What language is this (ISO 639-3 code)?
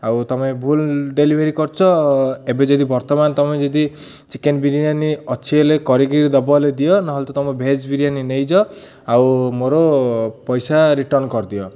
ori